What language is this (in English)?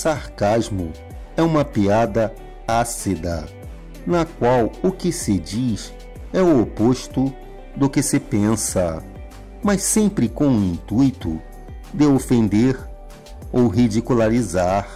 Portuguese